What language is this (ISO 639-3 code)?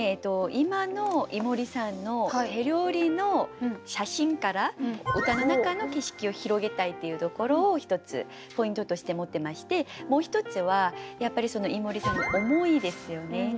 jpn